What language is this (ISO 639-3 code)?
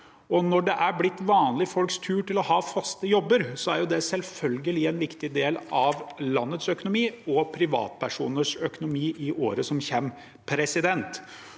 nor